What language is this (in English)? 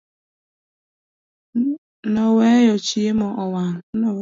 Luo (Kenya and Tanzania)